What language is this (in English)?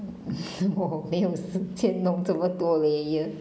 English